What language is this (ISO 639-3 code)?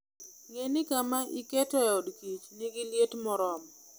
luo